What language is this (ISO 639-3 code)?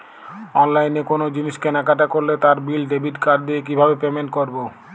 ben